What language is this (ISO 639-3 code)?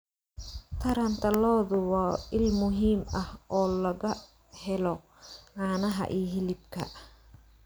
som